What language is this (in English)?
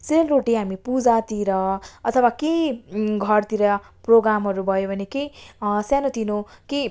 Nepali